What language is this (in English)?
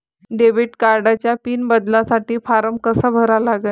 Marathi